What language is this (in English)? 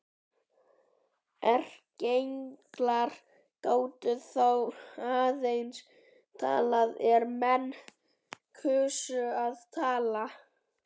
Icelandic